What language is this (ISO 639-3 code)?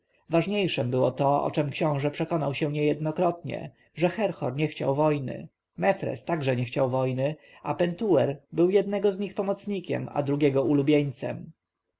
pol